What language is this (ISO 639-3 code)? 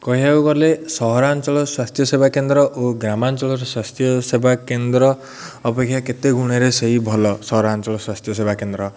ori